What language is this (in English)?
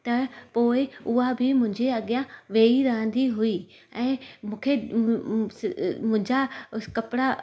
Sindhi